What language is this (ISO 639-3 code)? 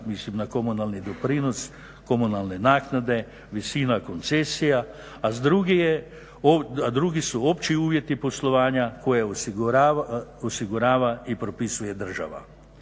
hrv